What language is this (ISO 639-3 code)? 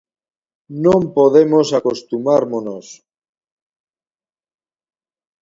glg